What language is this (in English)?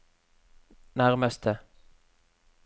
Norwegian